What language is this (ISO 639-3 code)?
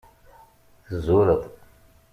kab